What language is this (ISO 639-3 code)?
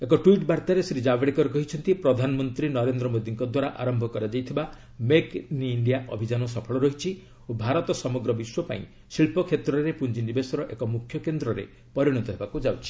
ori